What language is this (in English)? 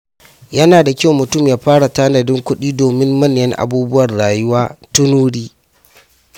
Hausa